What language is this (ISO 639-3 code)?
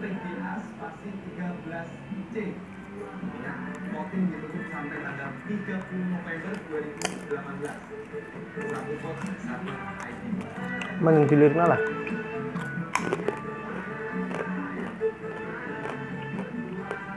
ind